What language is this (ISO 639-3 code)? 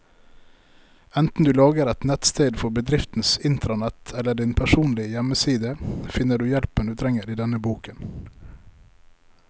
nor